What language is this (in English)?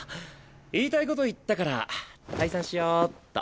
Japanese